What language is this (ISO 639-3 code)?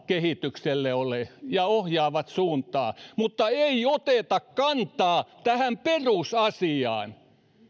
fin